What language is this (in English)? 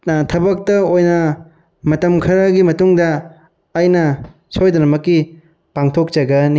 Manipuri